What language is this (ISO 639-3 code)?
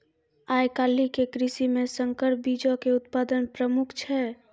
mai